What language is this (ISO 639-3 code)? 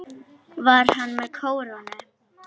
isl